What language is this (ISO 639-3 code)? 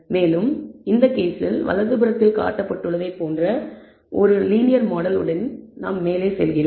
tam